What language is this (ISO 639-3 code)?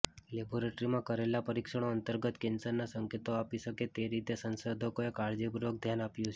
guj